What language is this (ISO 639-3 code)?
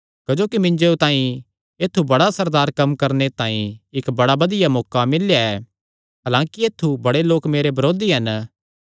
xnr